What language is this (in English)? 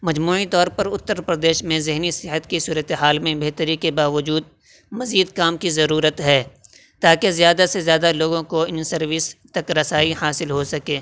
Urdu